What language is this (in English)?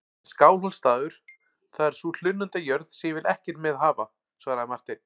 Icelandic